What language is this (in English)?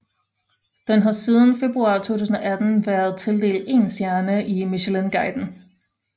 Danish